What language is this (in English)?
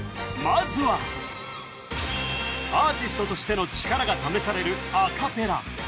Japanese